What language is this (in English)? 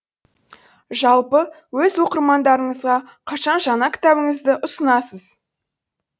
Kazakh